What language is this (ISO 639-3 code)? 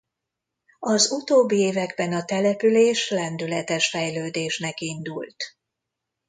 hun